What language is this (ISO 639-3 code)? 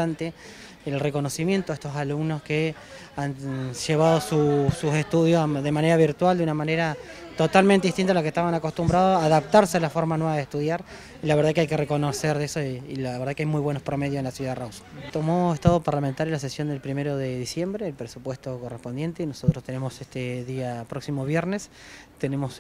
spa